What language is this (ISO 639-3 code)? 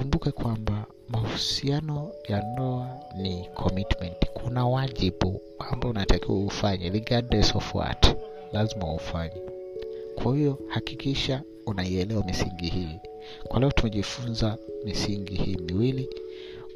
swa